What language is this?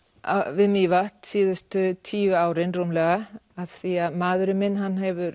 Icelandic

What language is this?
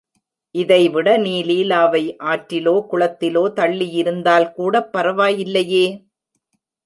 Tamil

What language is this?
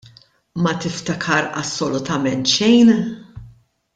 Maltese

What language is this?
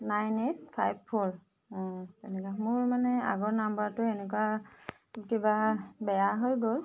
Assamese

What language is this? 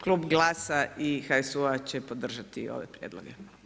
Croatian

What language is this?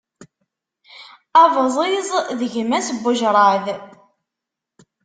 Kabyle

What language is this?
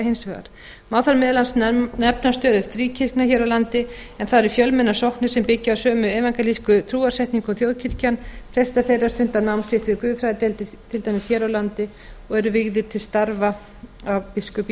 Icelandic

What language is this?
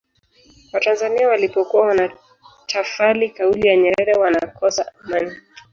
Swahili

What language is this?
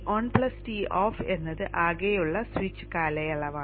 Malayalam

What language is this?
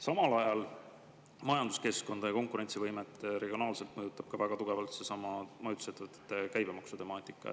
Estonian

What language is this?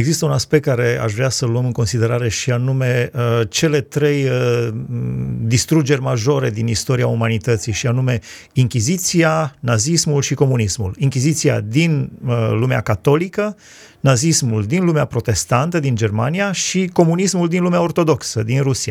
Romanian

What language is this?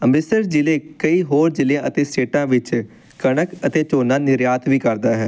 Punjabi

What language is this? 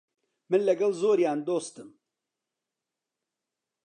Central Kurdish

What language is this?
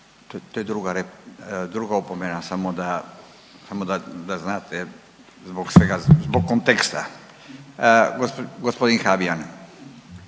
Croatian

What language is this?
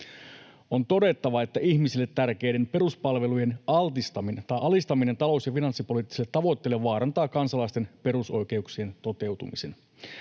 Finnish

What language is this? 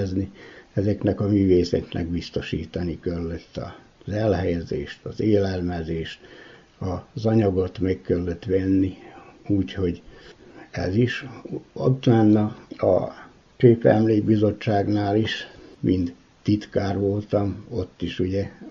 Hungarian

